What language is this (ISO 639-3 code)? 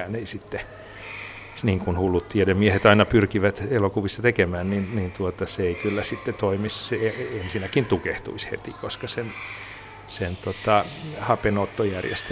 fin